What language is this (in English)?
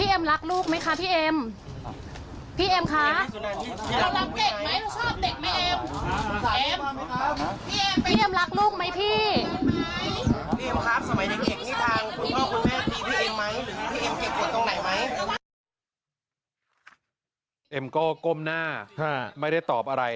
Thai